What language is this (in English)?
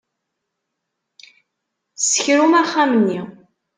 Kabyle